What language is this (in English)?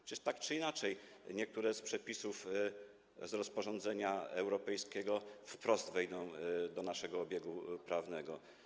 Polish